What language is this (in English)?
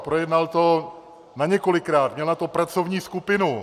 Czech